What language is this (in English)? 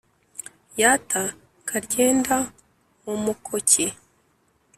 Kinyarwanda